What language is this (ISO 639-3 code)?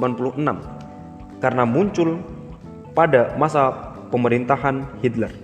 ind